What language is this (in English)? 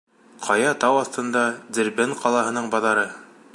Bashkir